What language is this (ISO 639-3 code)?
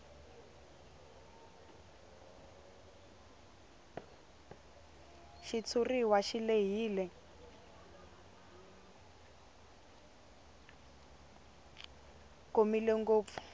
tso